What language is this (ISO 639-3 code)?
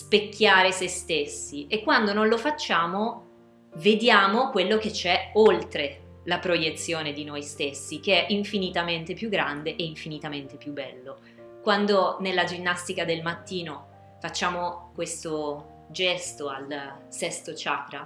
ita